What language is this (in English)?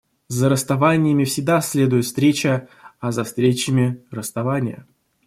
Russian